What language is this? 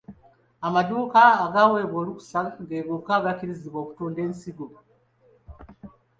Ganda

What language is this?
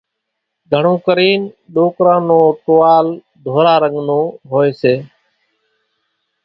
Kachi Koli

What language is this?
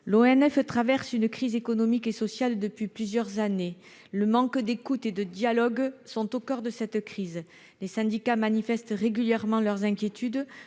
French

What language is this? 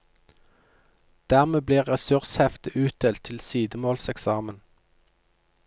Norwegian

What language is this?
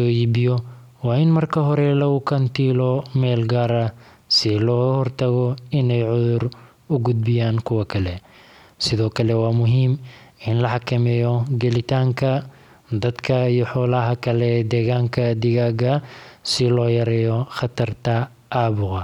Somali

